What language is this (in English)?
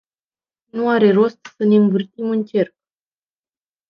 Romanian